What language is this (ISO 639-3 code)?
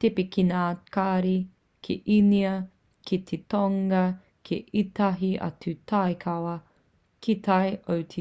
mri